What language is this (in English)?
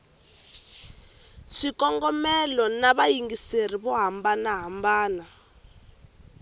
Tsonga